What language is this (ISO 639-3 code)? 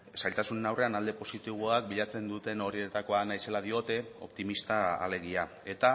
eus